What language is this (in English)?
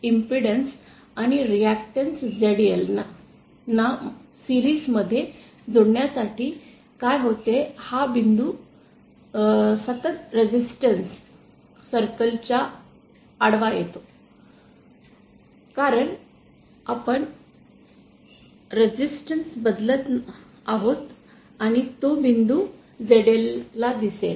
Marathi